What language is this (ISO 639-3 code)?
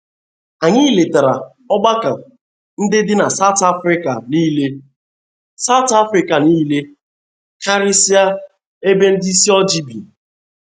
ibo